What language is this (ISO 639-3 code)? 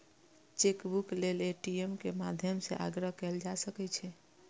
mai